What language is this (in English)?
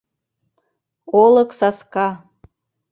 Mari